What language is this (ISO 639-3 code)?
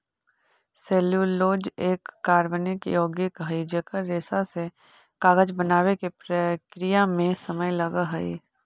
mag